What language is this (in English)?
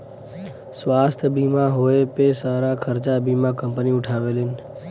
Bhojpuri